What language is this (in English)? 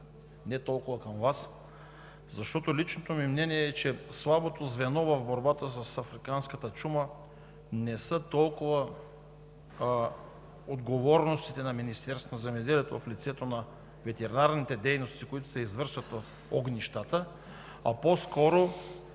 Bulgarian